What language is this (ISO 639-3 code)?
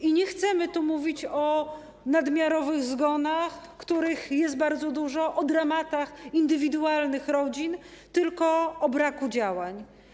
pol